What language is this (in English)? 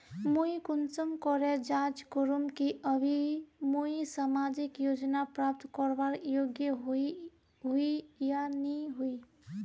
Magahi